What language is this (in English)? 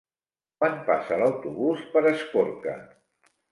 Catalan